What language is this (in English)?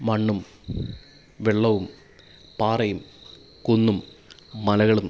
Malayalam